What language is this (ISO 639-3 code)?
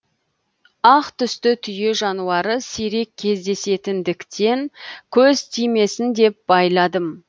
kaz